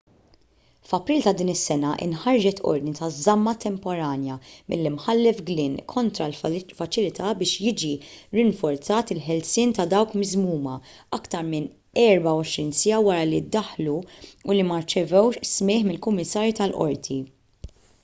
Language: Maltese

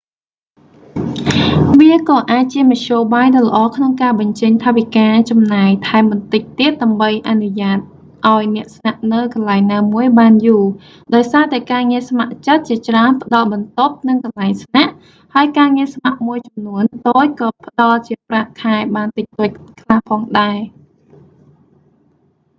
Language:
Khmer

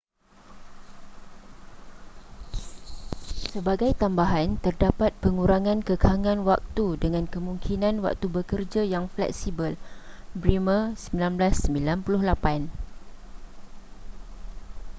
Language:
Malay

